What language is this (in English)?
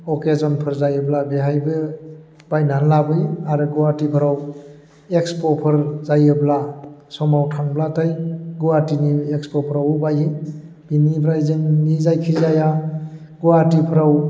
Bodo